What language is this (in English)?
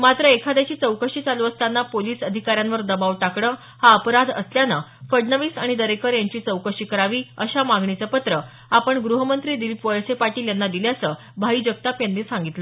Marathi